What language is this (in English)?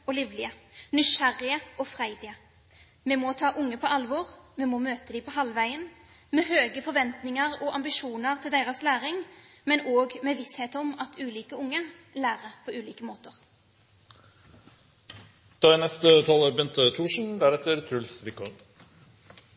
Norwegian Bokmål